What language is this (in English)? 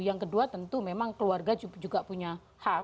Indonesian